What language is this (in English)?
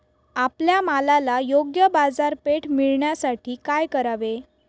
Marathi